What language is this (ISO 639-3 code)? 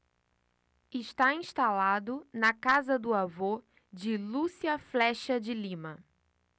por